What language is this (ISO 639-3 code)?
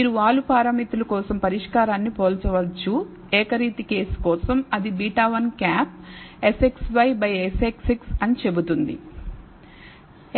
tel